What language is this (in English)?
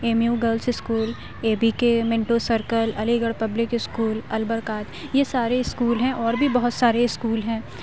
Urdu